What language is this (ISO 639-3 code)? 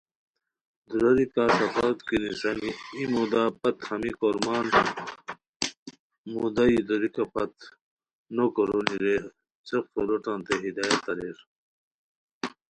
khw